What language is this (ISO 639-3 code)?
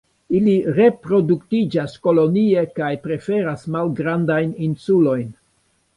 epo